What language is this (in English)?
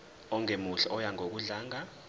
Zulu